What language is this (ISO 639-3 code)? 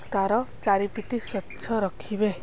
ori